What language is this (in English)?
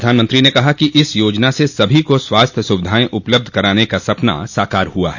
Hindi